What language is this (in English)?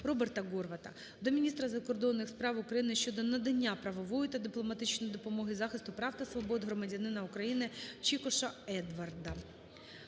Ukrainian